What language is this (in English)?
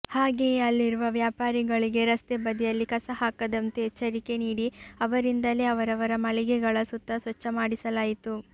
Kannada